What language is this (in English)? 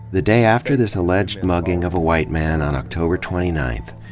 English